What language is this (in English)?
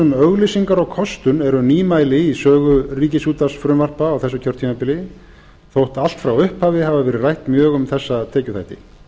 Icelandic